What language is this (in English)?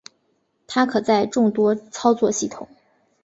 Chinese